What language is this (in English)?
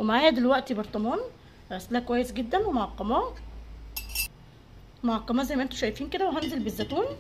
Arabic